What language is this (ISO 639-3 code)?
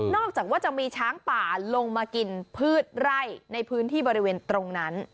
tha